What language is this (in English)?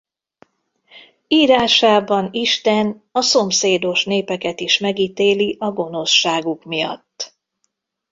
Hungarian